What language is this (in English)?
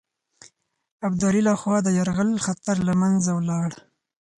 Pashto